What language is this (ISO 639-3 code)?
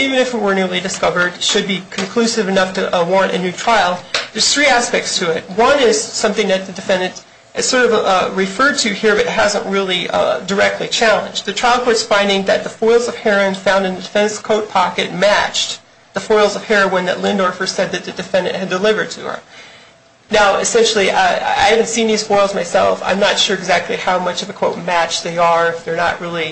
eng